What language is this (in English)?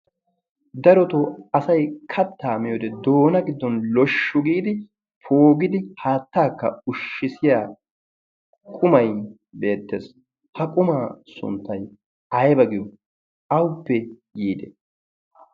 Wolaytta